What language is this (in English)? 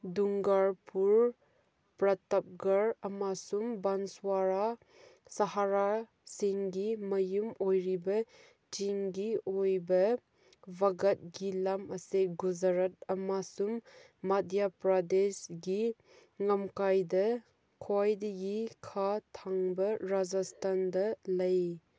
Manipuri